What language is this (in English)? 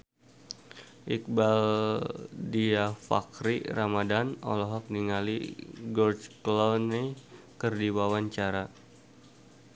Sundanese